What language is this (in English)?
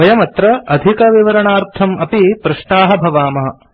Sanskrit